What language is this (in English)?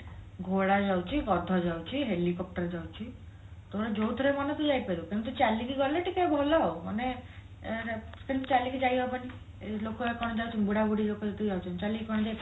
Odia